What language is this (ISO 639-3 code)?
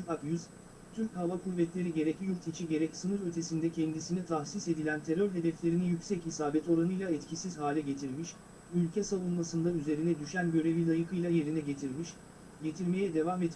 tur